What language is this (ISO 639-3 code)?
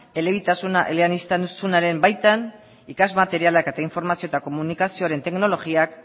eus